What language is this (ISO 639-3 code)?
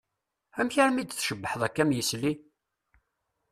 kab